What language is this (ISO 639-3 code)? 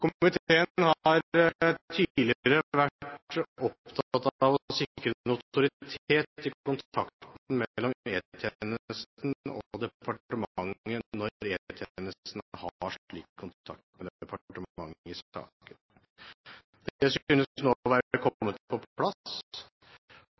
nob